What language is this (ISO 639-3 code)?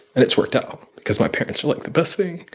eng